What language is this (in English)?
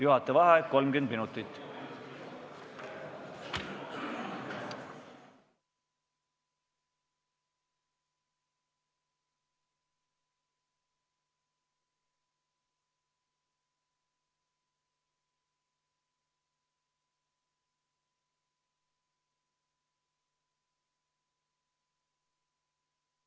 Estonian